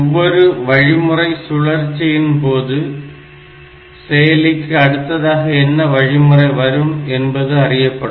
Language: Tamil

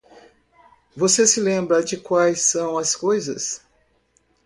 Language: Portuguese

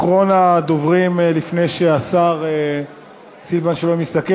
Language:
Hebrew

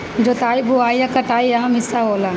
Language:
Bhojpuri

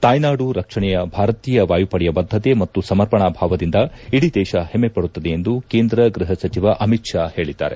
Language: Kannada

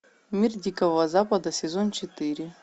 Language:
Russian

